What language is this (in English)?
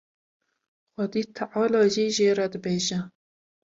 Kurdish